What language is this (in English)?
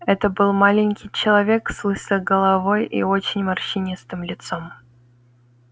Russian